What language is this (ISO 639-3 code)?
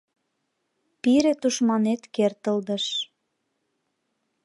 chm